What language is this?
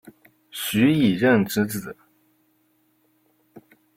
Chinese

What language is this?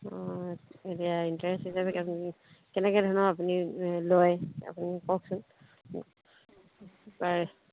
Assamese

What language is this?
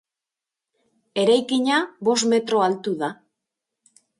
Basque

